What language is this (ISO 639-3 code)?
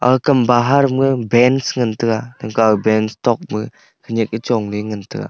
nnp